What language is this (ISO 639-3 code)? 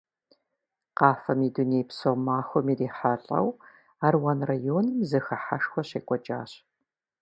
kbd